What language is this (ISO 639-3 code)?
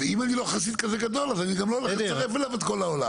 heb